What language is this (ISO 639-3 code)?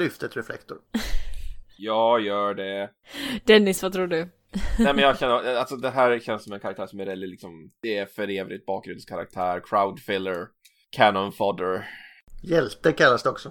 swe